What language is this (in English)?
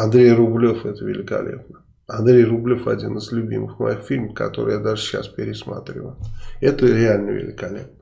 Russian